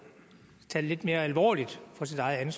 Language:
Danish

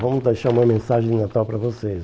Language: Portuguese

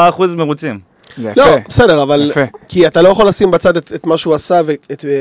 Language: Hebrew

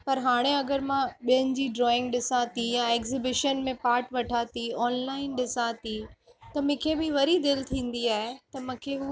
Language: Sindhi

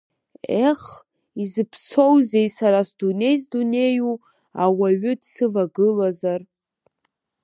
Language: Abkhazian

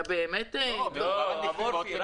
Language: Hebrew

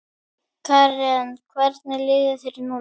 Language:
Icelandic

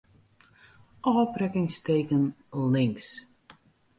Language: Western Frisian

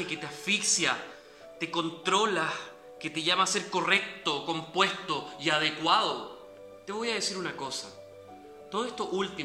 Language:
Spanish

